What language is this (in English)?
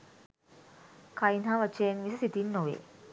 Sinhala